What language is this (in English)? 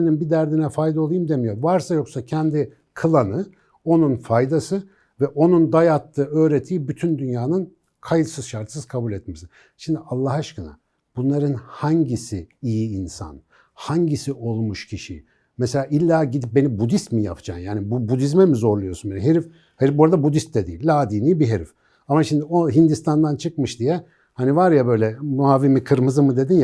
Turkish